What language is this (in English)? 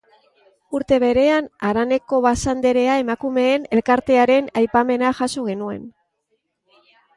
Basque